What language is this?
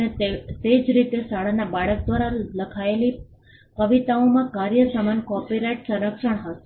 Gujarati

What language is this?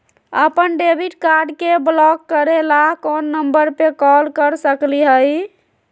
Magahi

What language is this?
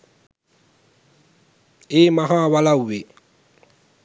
Sinhala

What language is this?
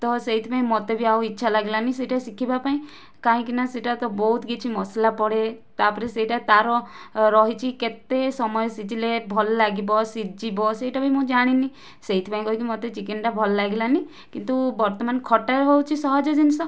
Odia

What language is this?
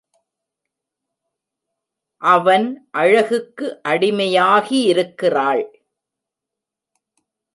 Tamil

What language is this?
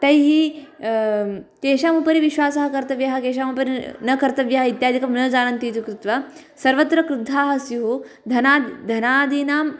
Sanskrit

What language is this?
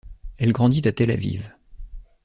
French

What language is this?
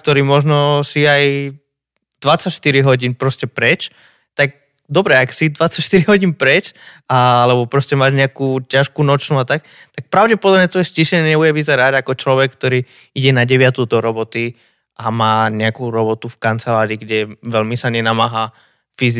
Slovak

